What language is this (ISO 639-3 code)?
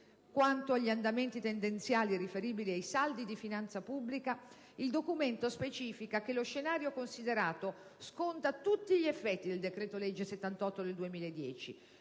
ita